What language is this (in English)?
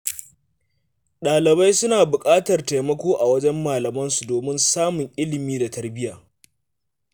Hausa